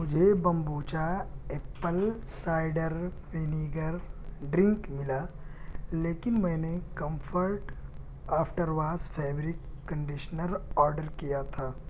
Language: Urdu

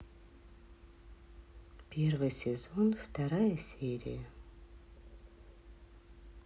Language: Russian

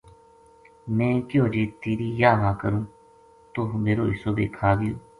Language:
Gujari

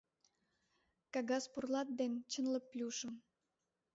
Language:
Mari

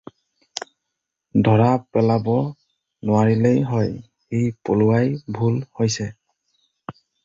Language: Assamese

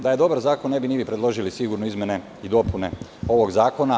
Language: Serbian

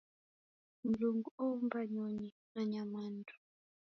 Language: Taita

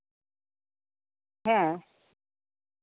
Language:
Santali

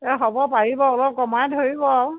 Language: Assamese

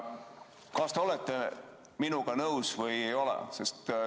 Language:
Estonian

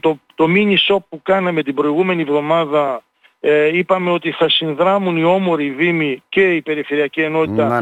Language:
Greek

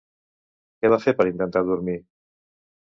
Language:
Catalan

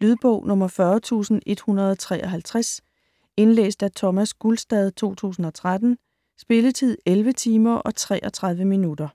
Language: Danish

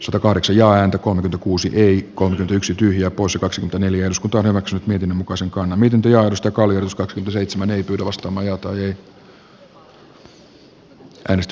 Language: Finnish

